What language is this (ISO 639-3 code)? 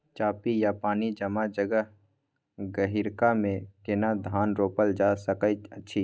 mai